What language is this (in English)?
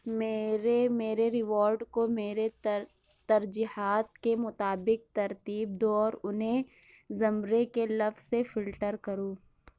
Urdu